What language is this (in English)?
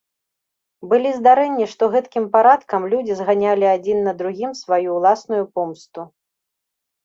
Belarusian